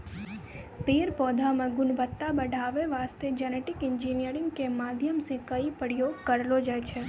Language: Maithili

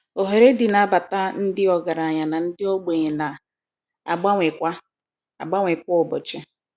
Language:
Igbo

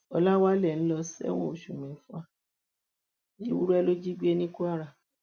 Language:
Yoruba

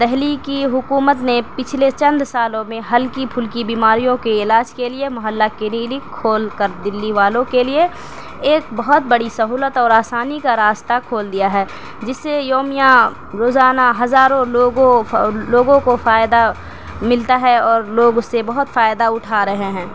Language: Urdu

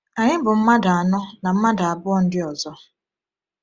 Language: Igbo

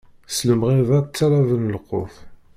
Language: Kabyle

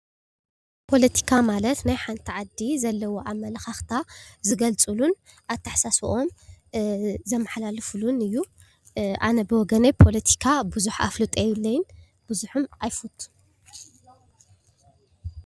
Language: Tigrinya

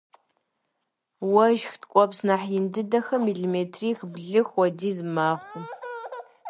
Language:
Kabardian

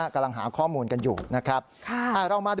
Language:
Thai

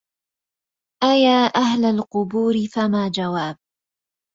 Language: Arabic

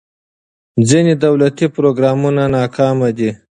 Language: Pashto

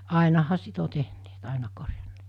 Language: Finnish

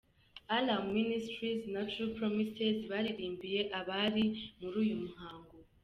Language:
Kinyarwanda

